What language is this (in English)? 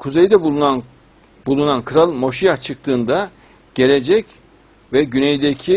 Turkish